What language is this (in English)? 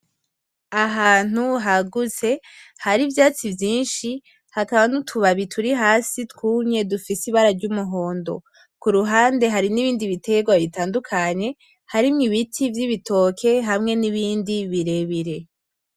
Rundi